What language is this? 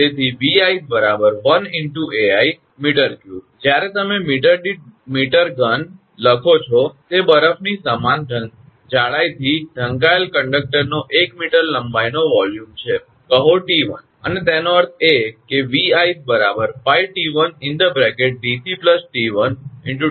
Gujarati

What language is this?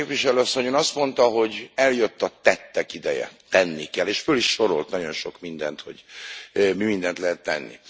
Hungarian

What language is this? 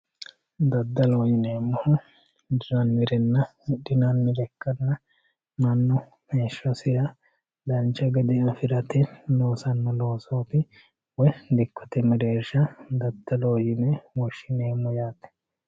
Sidamo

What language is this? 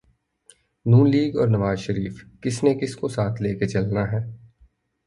Urdu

